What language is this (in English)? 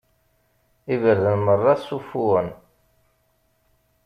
Kabyle